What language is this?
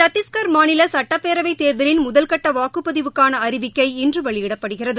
Tamil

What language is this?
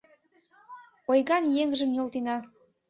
Mari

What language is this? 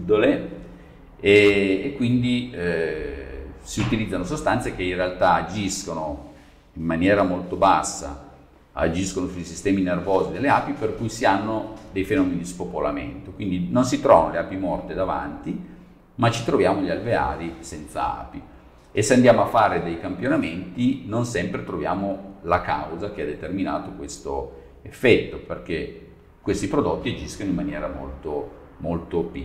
Italian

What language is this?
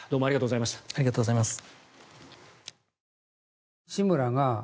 Japanese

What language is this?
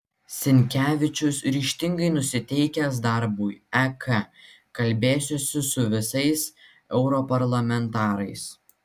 Lithuanian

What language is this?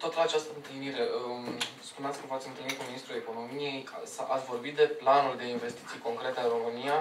Romanian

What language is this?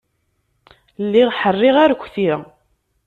Kabyle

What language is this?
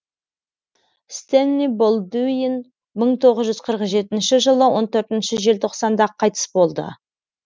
Kazakh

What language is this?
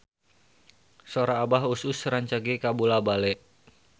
Sundanese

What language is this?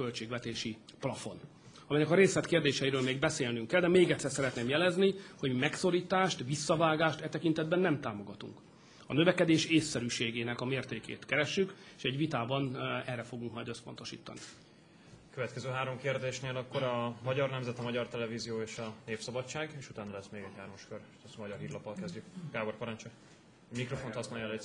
Hungarian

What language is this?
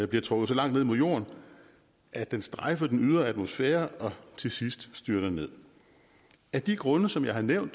Danish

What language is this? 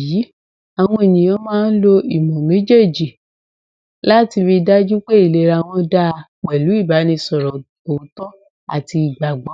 Yoruba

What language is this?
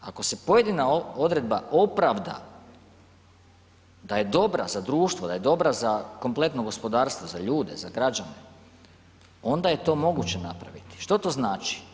Croatian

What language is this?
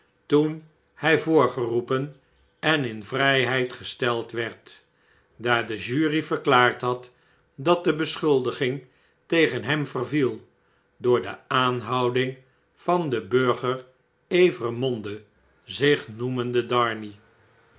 Dutch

